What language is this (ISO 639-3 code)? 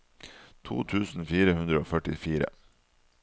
nor